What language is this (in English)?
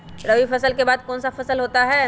Magahi